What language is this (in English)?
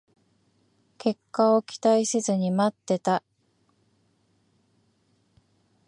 Japanese